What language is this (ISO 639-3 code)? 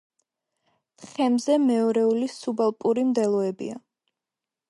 kat